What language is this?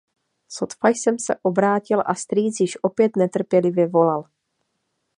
Czech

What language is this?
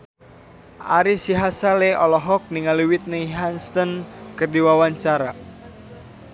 Sundanese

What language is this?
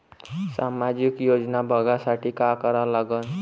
Marathi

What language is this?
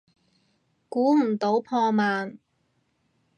Cantonese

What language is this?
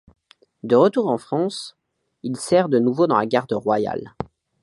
French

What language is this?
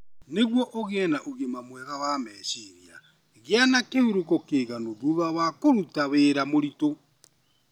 Kikuyu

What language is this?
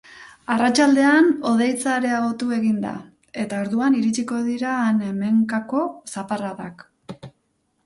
Basque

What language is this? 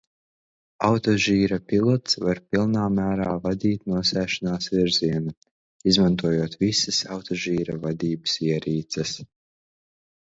Latvian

